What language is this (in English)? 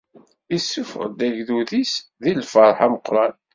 Kabyle